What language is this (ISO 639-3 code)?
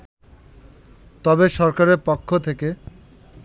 ben